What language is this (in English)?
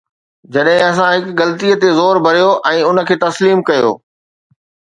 Sindhi